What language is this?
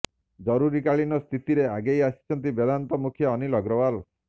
Odia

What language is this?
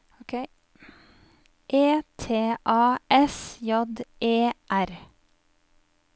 Norwegian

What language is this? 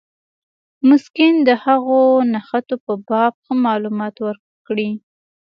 Pashto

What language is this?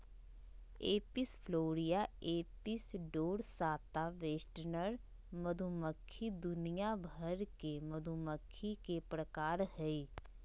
Magahi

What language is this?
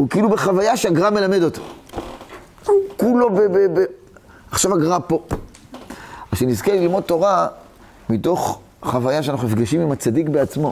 Hebrew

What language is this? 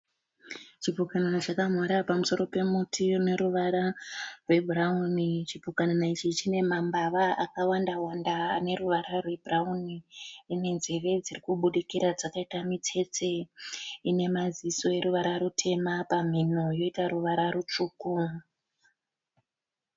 Shona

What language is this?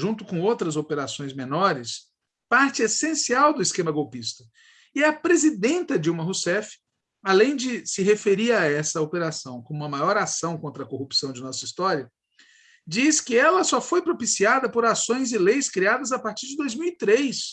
Portuguese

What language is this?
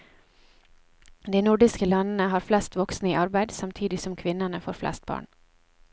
Norwegian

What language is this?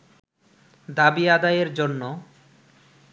Bangla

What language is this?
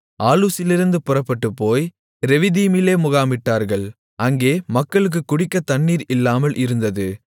Tamil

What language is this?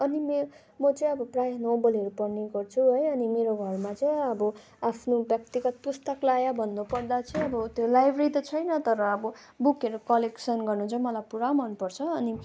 Nepali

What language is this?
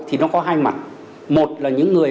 Vietnamese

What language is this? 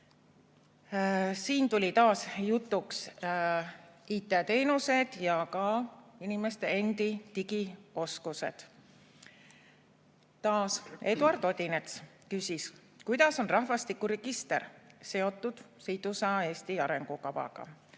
Estonian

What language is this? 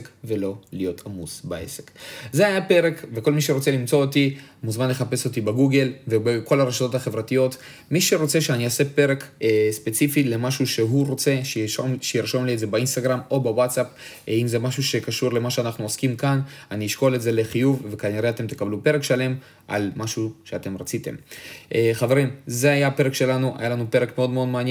Hebrew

